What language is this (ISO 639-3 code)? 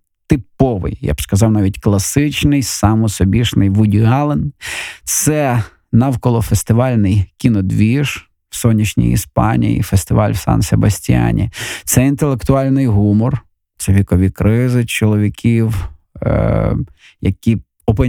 ukr